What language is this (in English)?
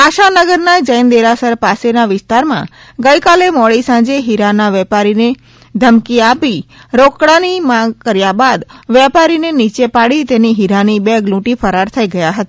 Gujarati